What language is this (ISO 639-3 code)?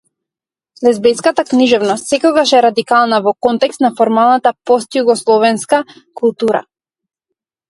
mkd